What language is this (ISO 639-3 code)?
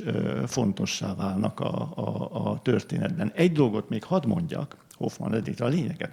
hun